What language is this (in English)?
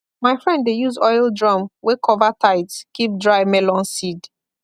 Nigerian Pidgin